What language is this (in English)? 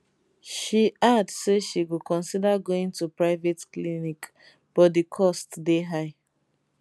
Nigerian Pidgin